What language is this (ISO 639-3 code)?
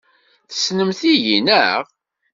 kab